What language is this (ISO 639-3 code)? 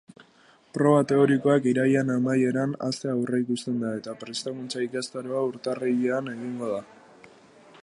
eus